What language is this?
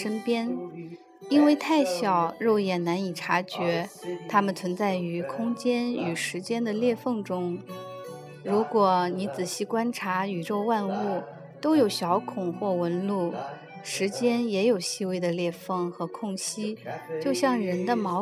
Chinese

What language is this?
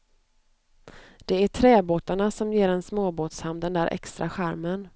Swedish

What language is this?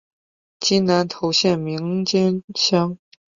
Chinese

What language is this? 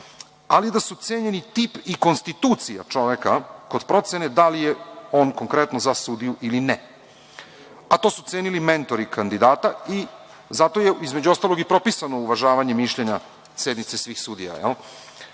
Serbian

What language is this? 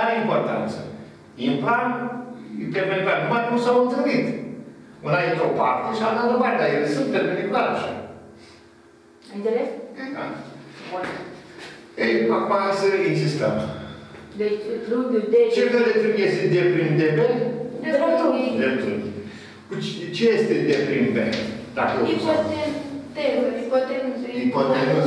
Romanian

